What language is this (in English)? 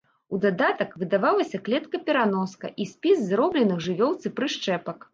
Belarusian